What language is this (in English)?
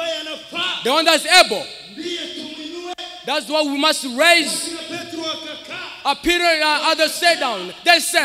English